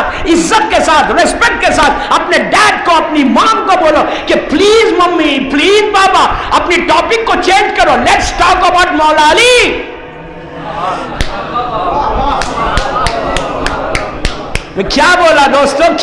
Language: Hindi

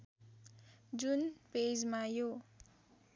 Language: Nepali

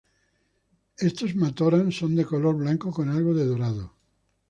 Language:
Spanish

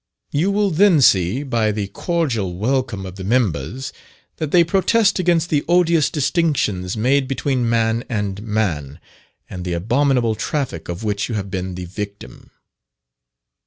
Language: English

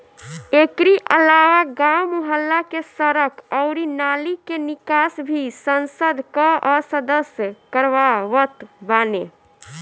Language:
Bhojpuri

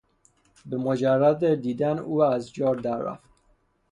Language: Persian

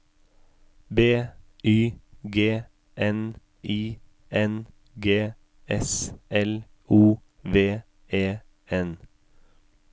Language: Norwegian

